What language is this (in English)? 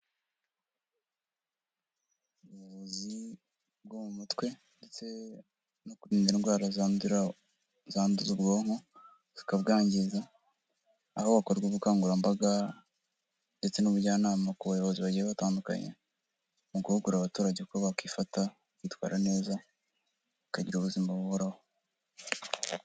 Kinyarwanda